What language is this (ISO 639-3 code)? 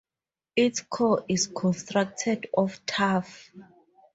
eng